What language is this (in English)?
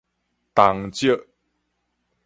Min Nan Chinese